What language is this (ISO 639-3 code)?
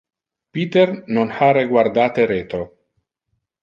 ina